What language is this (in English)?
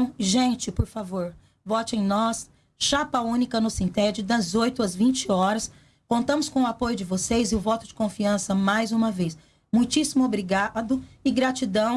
Portuguese